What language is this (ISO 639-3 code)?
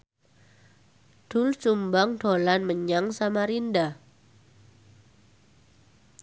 jav